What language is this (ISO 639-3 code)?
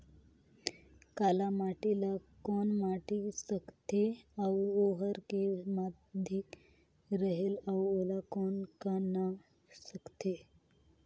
hne